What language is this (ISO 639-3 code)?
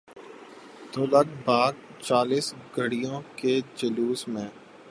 urd